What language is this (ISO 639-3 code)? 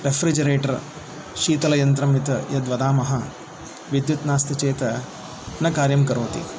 san